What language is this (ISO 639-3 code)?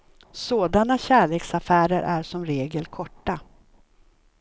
swe